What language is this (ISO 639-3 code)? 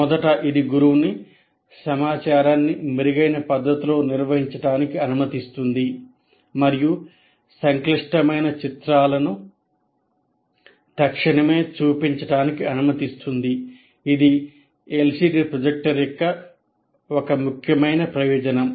tel